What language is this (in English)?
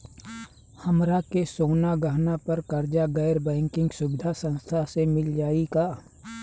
Bhojpuri